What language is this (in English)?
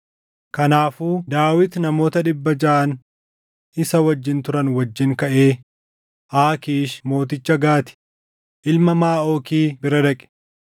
Oromo